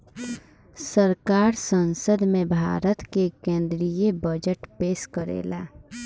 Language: Bhojpuri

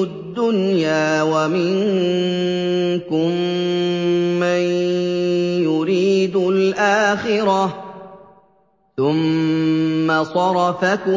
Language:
Arabic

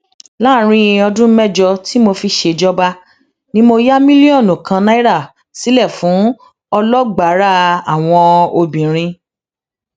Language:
Yoruba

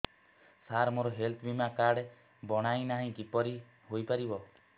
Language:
Odia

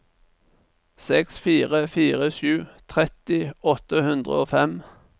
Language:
Norwegian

